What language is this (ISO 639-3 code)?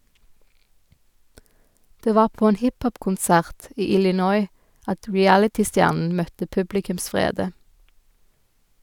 nor